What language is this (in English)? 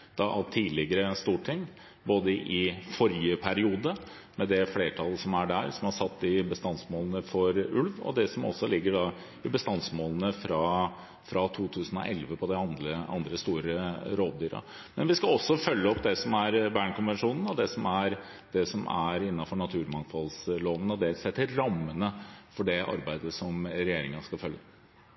Norwegian Bokmål